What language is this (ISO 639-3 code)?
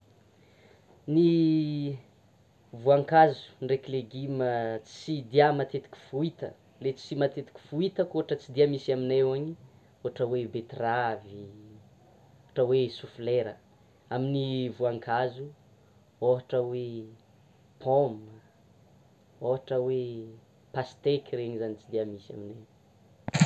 xmw